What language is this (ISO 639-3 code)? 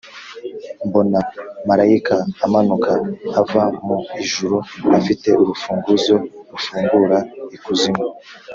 kin